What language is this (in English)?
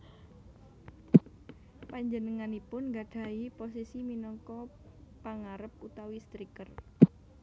Javanese